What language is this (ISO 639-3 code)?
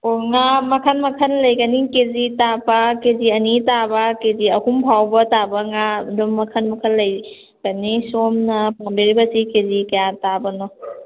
mni